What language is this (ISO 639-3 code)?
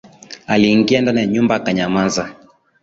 swa